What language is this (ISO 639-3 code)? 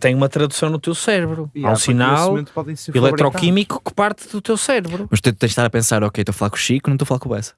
por